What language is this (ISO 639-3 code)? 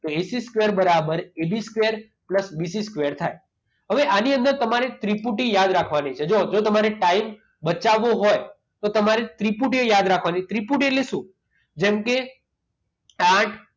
guj